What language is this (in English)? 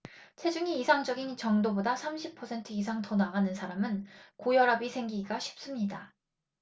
Korean